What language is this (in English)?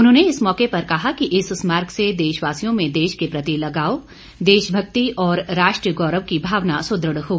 Hindi